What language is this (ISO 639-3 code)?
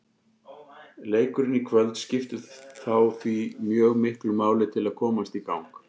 isl